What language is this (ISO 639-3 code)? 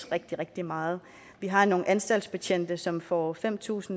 dan